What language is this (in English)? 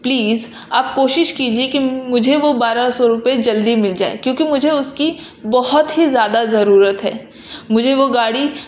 Urdu